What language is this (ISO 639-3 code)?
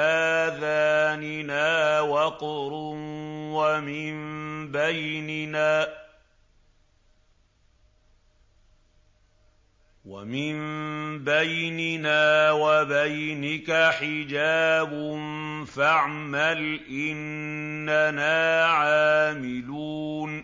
ara